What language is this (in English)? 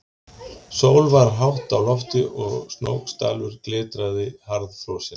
Icelandic